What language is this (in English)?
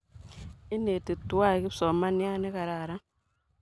Kalenjin